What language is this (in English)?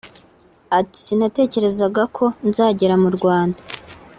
Kinyarwanda